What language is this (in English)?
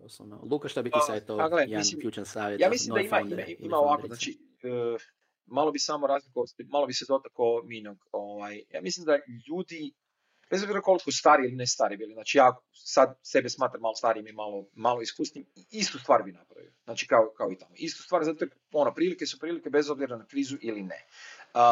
Croatian